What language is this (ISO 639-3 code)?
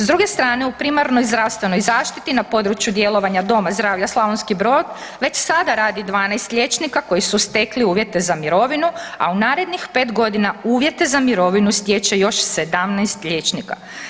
hrv